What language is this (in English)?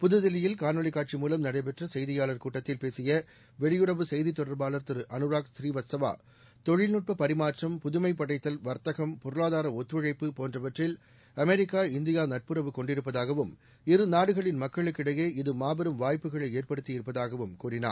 Tamil